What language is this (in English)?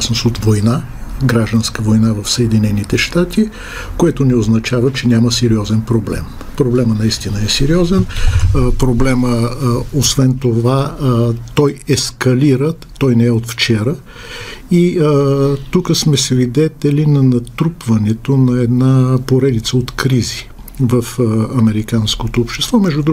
Bulgarian